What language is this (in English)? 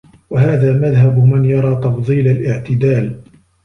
Arabic